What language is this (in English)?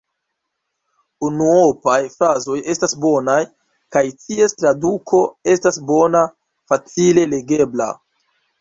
Esperanto